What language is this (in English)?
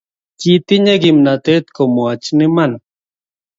Kalenjin